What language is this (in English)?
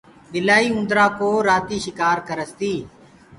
Gurgula